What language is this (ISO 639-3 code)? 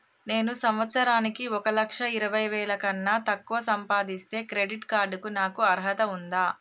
tel